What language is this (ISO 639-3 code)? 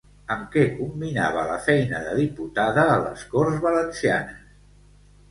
cat